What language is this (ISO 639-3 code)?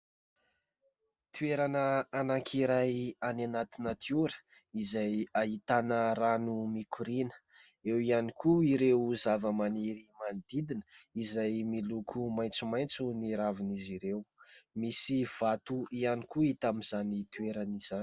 mlg